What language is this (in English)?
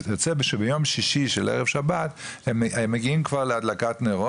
Hebrew